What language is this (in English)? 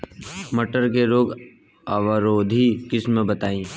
Bhojpuri